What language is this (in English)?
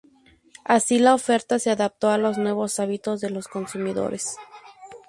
Spanish